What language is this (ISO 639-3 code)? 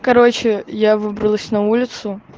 rus